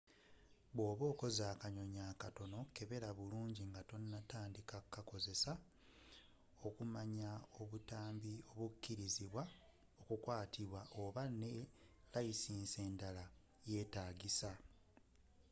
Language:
Ganda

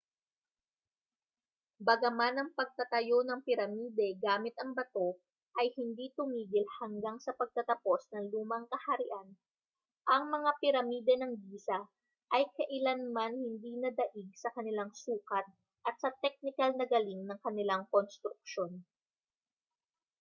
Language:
Filipino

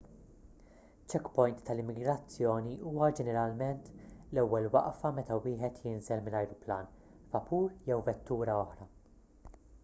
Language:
Maltese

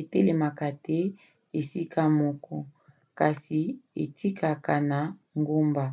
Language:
Lingala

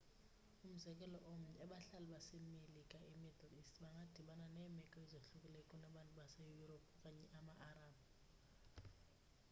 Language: Xhosa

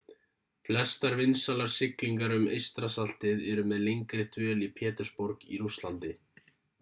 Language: Icelandic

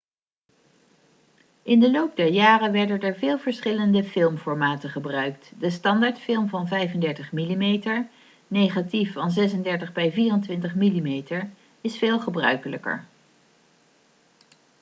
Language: Dutch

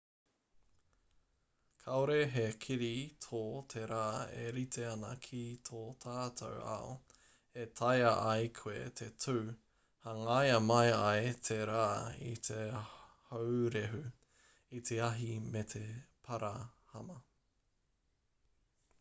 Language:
Māori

